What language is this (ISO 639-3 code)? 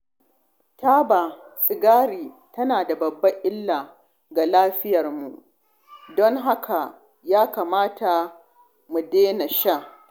hau